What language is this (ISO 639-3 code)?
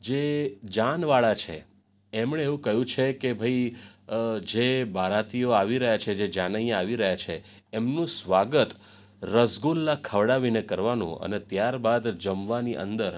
guj